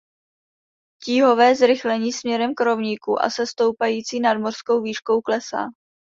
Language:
Czech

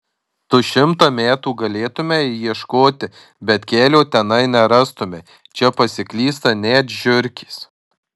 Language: Lithuanian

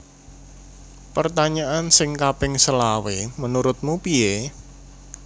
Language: Javanese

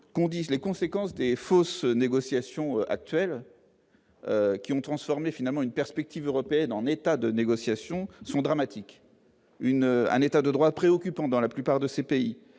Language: French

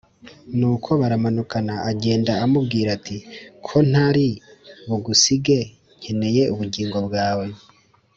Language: Kinyarwanda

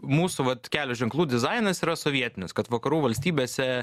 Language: Lithuanian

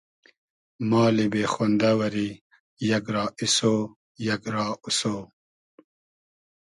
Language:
Hazaragi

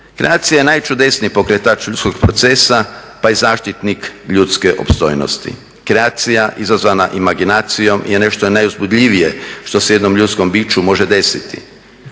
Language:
Croatian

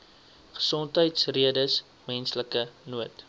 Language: Afrikaans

